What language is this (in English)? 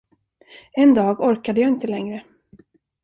Swedish